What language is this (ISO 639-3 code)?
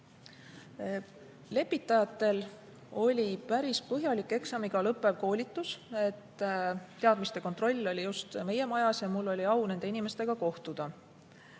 est